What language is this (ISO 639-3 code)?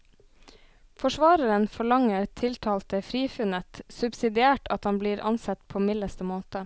nor